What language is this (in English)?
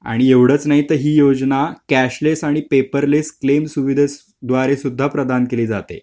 Marathi